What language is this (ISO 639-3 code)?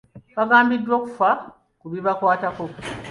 lug